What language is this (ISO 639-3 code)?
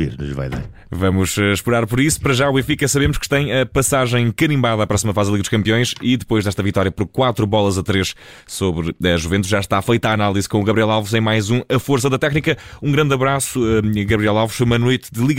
por